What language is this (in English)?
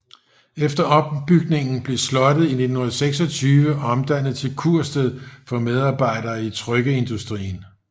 Danish